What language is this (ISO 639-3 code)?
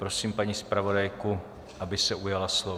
ces